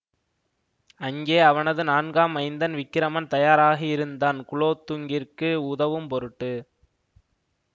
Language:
Tamil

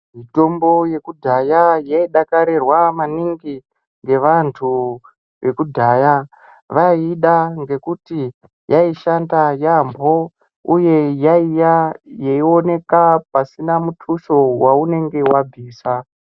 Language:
Ndau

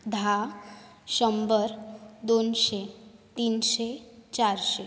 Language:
Konkani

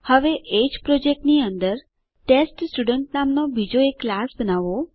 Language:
Gujarati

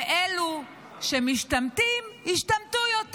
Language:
Hebrew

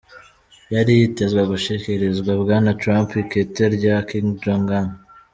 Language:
Kinyarwanda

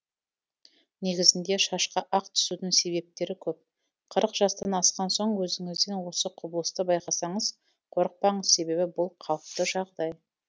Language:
Kazakh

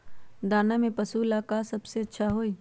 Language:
Magahi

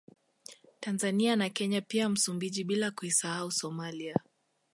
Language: Swahili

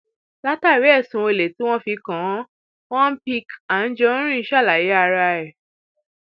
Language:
Yoruba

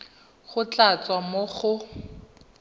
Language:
Tswana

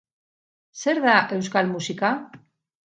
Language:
Basque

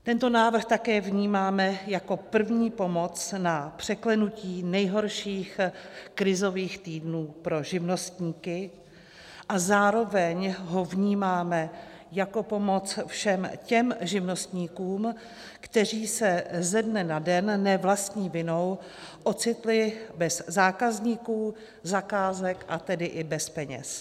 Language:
Czech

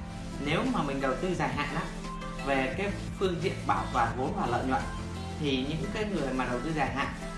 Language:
Vietnamese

